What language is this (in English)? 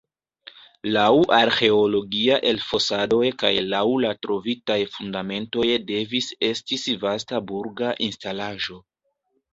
Esperanto